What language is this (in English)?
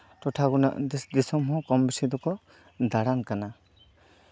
Santali